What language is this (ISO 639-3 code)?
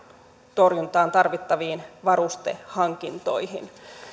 fin